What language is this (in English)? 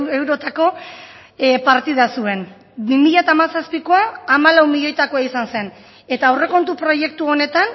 Basque